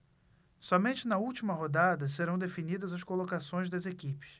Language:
Portuguese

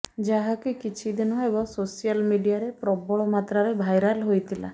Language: Odia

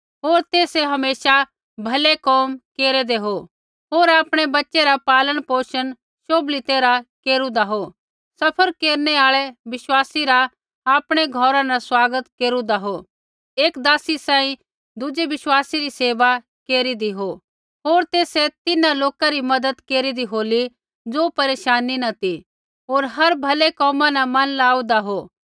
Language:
Kullu Pahari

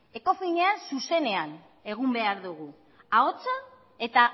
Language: Basque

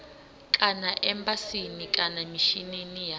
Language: Venda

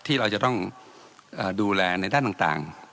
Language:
Thai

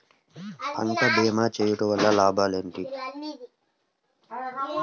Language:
Telugu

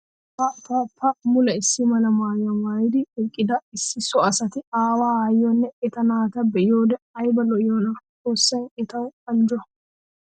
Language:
Wolaytta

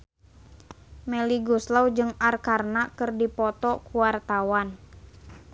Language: Sundanese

